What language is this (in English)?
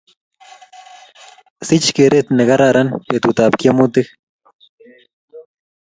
Kalenjin